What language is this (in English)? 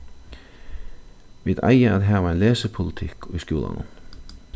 Faroese